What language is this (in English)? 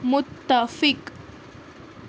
Urdu